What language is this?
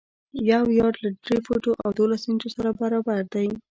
Pashto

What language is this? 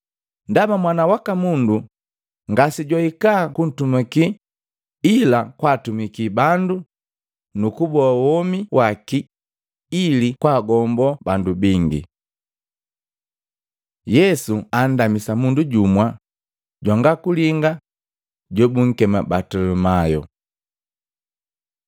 Matengo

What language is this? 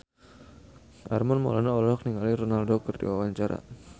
Sundanese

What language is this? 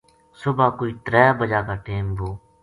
Gujari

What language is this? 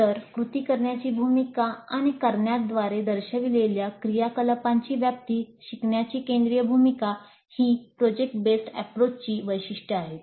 Marathi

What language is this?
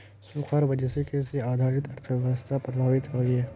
Magahi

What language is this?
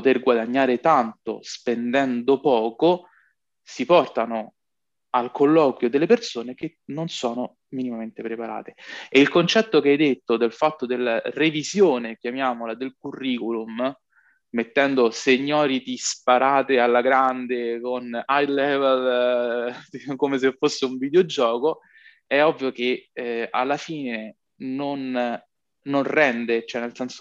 Italian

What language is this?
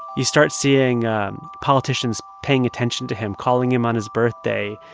English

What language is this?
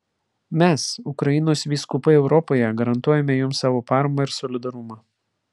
Lithuanian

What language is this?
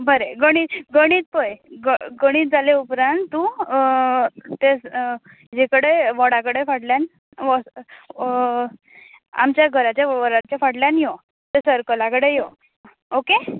Konkani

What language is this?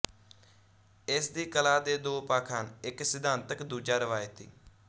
Punjabi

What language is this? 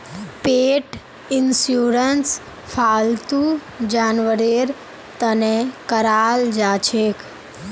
Magahi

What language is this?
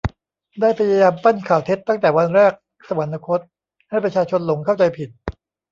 Thai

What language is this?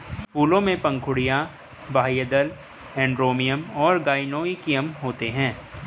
Hindi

